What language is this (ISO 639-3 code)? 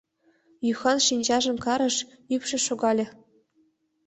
chm